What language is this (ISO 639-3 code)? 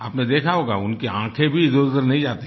hin